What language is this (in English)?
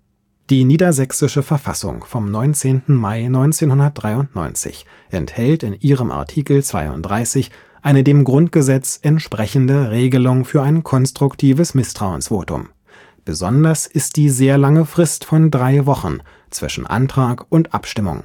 German